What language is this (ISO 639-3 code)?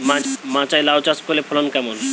ben